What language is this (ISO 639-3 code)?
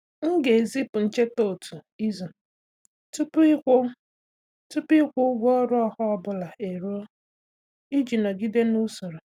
ibo